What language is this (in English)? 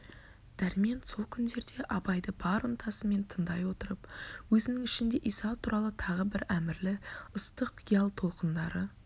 Kazakh